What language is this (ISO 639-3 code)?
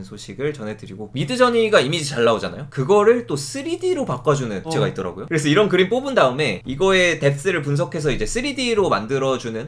kor